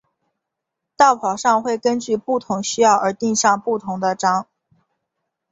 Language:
Chinese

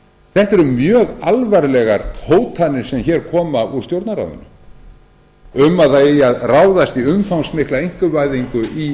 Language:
Icelandic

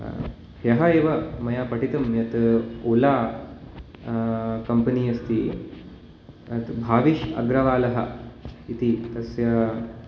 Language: Sanskrit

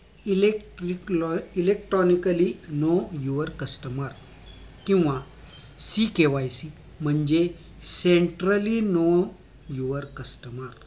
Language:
Marathi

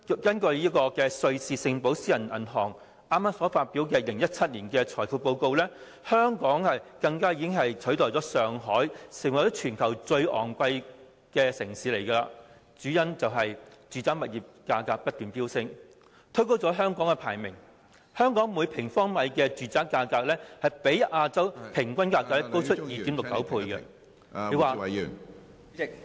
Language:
Cantonese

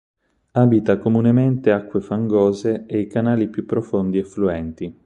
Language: Italian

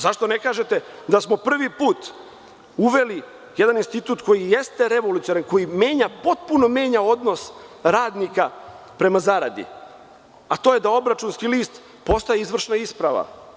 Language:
Serbian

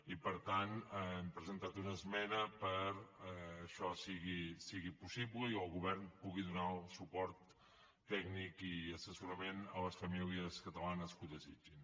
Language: Catalan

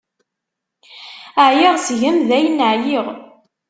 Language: Kabyle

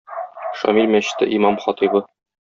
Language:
Tatar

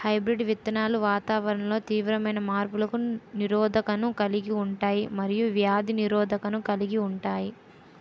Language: Telugu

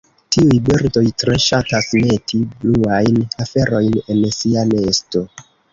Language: Esperanto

